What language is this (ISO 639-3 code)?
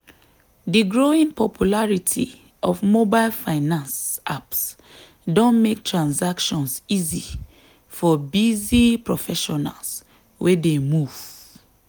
pcm